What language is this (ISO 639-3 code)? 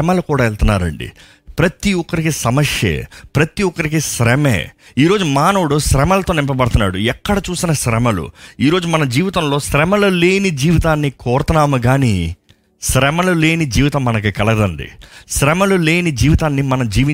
tel